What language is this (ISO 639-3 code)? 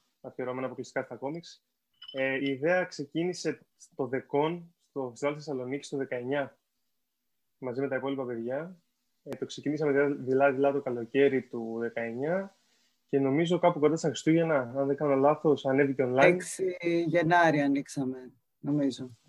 ell